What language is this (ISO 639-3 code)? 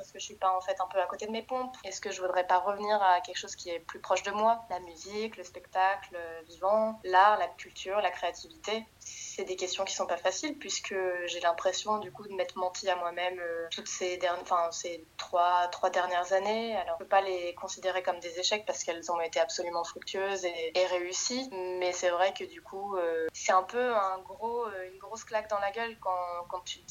fra